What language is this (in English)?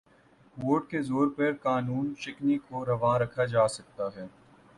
Urdu